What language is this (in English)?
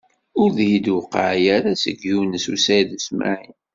Kabyle